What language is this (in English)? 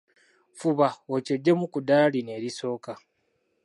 Ganda